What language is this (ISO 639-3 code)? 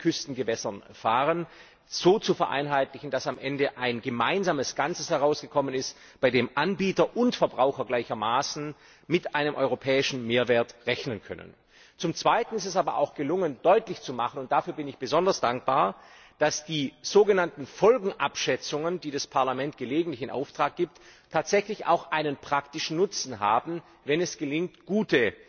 deu